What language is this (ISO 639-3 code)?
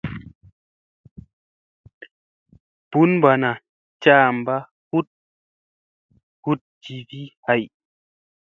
mse